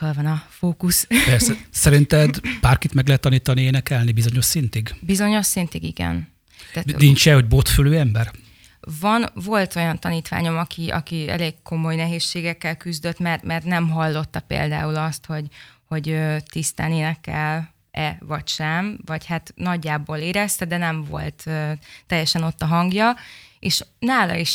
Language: Hungarian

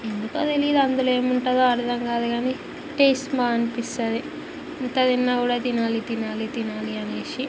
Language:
Telugu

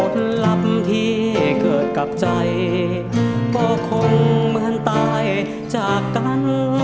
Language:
Thai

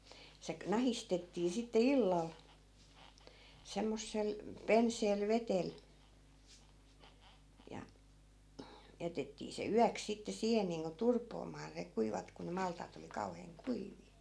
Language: Finnish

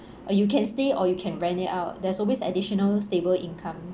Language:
English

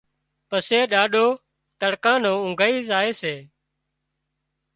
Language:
Wadiyara Koli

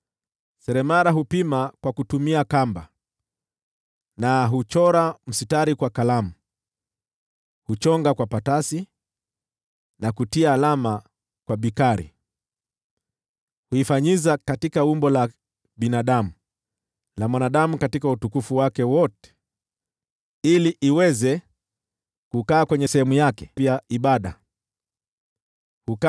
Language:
Swahili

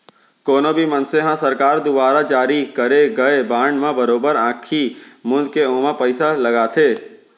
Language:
Chhattisgarhi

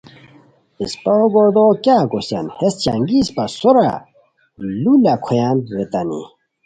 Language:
Khowar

